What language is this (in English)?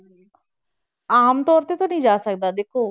Punjabi